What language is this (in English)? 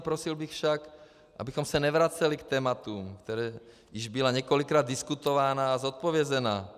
Czech